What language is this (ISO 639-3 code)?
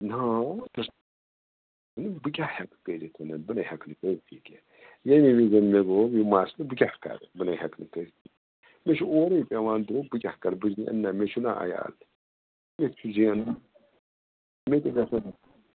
kas